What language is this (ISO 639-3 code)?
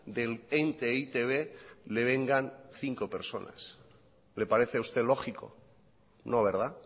spa